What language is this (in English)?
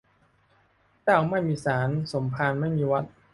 Thai